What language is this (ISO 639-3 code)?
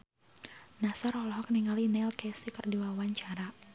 sun